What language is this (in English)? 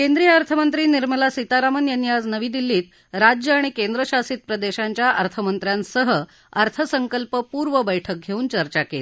Marathi